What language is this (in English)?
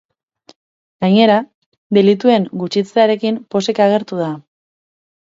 Basque